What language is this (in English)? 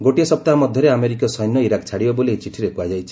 Odia